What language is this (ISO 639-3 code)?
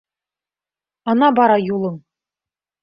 bak